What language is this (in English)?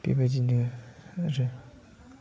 Bodo